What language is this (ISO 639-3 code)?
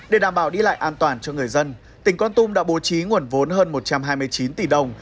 vie